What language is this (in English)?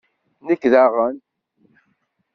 Kabyle